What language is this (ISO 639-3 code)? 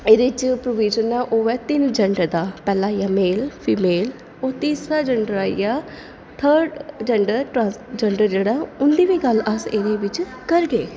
doi